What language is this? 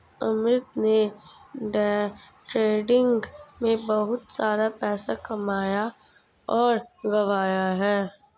Hindi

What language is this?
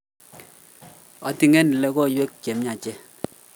Kalenjin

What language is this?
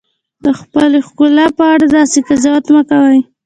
Pashto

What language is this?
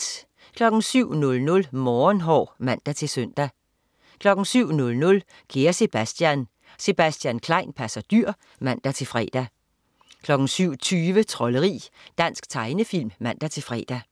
Danish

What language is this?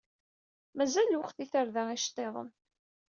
Kabyle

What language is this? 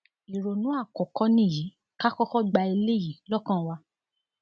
Yoruba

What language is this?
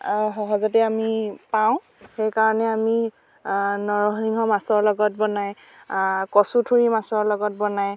Assamese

